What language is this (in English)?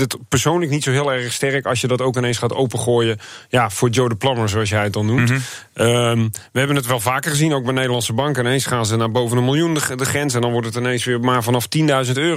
Dutch